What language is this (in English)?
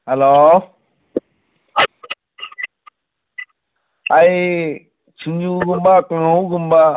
Manipuri